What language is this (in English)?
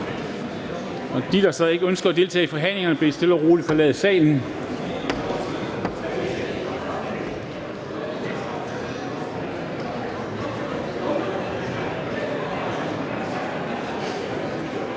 Danish